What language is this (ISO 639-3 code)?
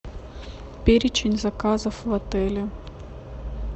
rus